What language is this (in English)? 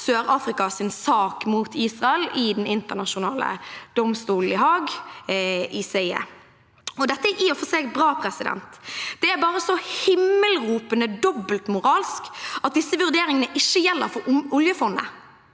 Norwegian